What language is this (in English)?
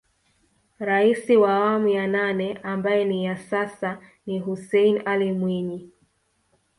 Swahili